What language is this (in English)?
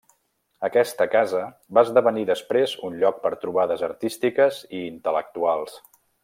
Catalan